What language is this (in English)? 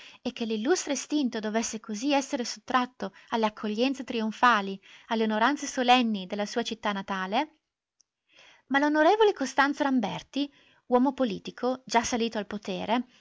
Italian